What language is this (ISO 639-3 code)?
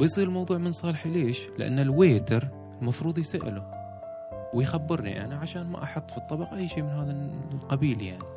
ara